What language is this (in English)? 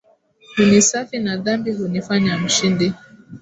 Swahili